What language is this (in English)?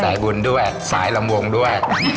Thai